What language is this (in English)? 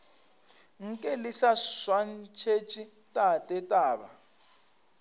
Northern Sotho